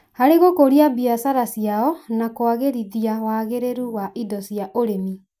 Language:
Kikuyu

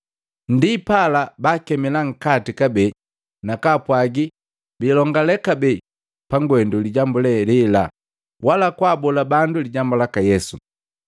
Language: Matengo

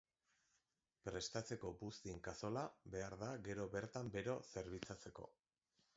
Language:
Basque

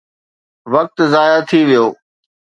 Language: Sindhi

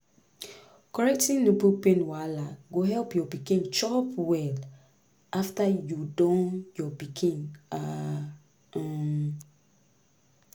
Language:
Nigerian Pidgin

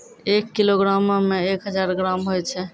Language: Maithili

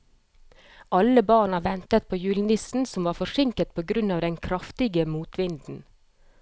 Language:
Norwegian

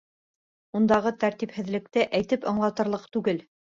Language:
Bashkir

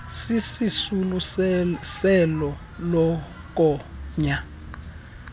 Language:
Xhosa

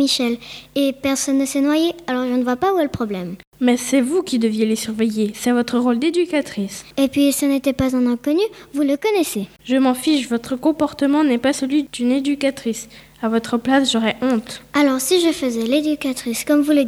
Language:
French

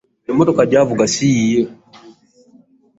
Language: Ganda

